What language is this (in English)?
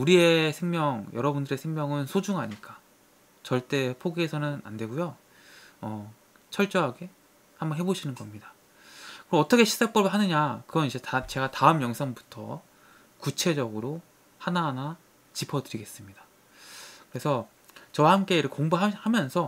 Korean